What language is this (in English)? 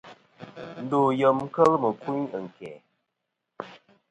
Kom